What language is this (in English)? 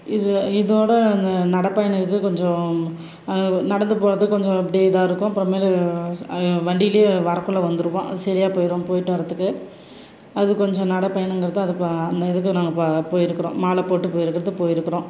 Tamil